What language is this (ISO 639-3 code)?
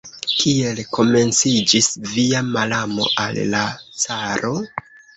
epo